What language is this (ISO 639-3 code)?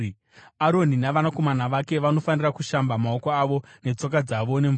sna